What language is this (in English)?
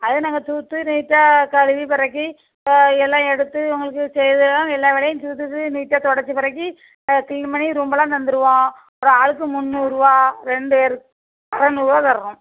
Tamil